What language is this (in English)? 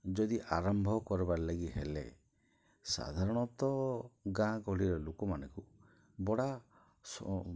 Odia